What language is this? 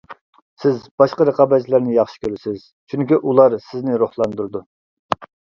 Uyghur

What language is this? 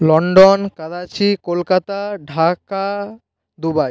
Bangla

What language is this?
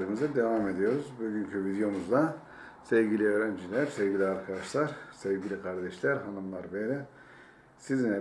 Turkish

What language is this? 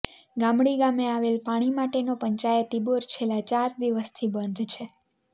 Gujarati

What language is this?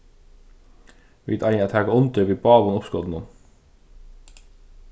Faroese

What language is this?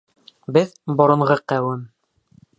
Bashkir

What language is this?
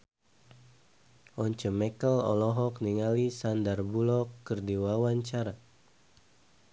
Sundanese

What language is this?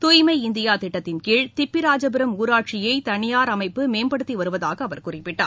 Tamil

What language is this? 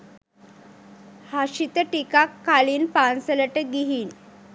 Sinhala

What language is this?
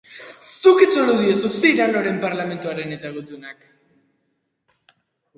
Basque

